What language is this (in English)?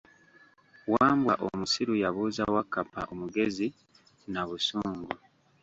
Ganda